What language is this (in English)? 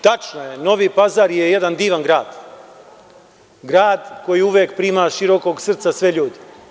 Serbian